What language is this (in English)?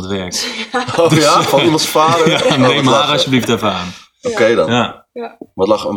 Dutch